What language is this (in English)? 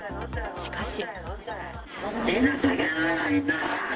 Japanese